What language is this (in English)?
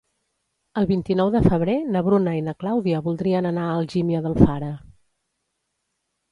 Catalan